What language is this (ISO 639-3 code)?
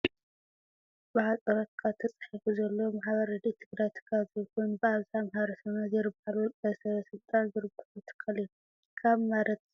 tir